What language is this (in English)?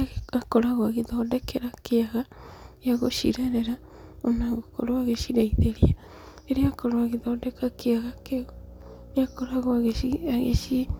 Kikuyu